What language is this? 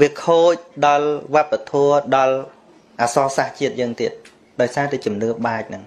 Vietnamese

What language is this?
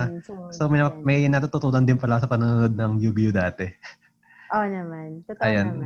Filipino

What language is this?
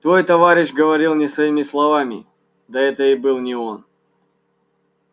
Russian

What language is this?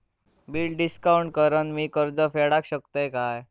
Marathi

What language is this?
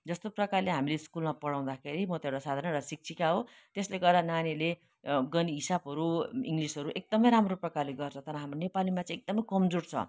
Nepali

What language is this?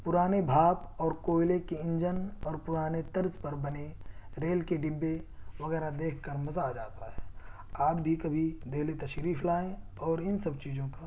Urdu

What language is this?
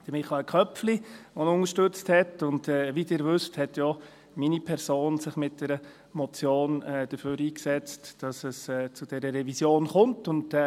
Swiss German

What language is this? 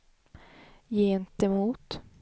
Swedish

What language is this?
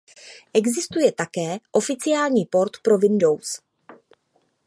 Czech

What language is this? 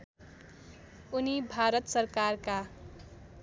Nepali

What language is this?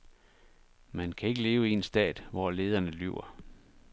Danish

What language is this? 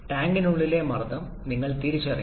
Malayalam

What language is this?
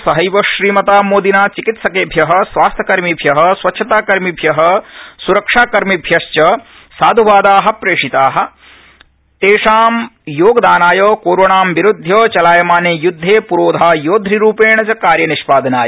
Sanskrit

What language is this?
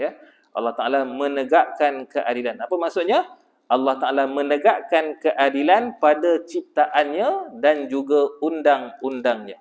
Malay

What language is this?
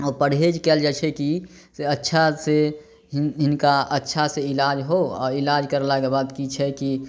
Maithili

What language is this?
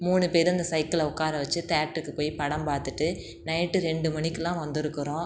Tamil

